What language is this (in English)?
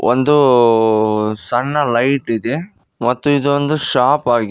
Kannada